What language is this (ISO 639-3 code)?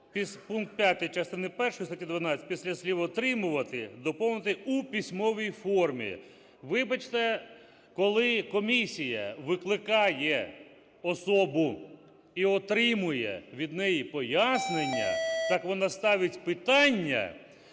ukr